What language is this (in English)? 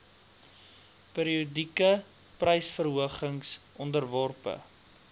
Afrikaans